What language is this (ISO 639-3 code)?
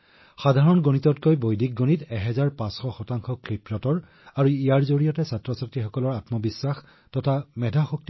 asm